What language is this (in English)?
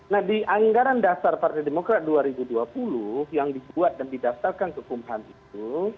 Indonesian